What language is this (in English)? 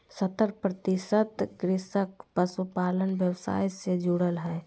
Magahi